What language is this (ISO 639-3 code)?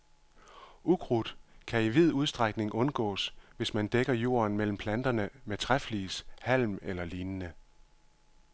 dan